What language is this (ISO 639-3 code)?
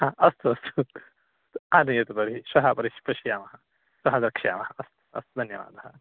san